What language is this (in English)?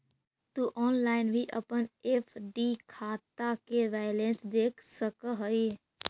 Magahi